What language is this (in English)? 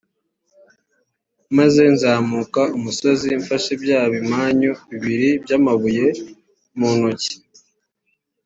Kinyarwanda